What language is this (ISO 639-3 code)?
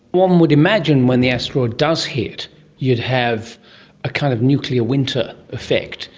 eng